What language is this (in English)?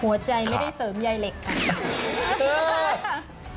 Thai